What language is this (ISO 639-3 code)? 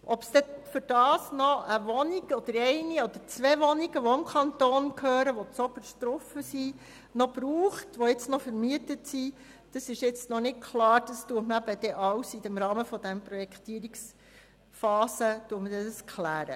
gsw